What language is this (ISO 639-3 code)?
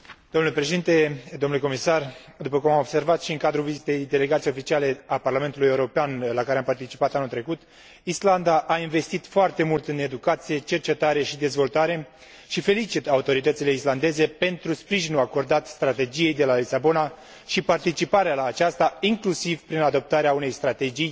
ron